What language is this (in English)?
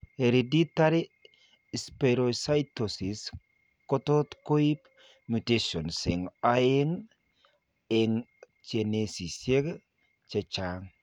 Kalenjin